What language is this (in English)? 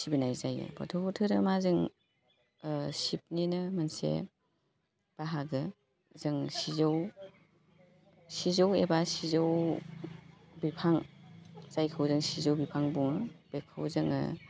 Bodo